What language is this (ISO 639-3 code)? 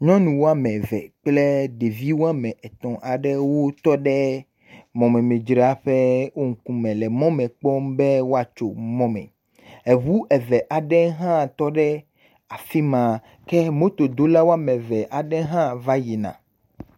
ewe